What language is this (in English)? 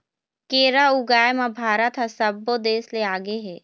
Chhattisgarhi